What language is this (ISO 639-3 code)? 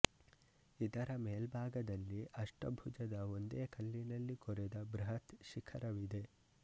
kan